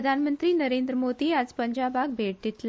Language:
Konkani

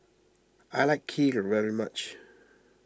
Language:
English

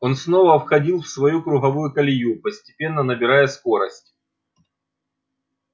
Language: Russian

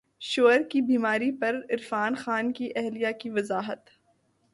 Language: Urdu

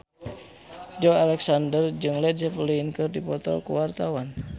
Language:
Sundanese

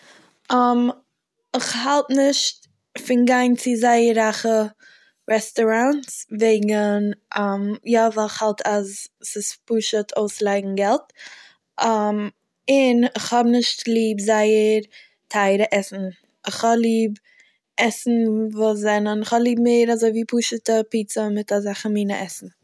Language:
Yiddish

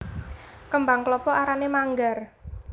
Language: Javanese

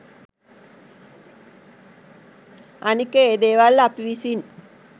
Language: Sinhala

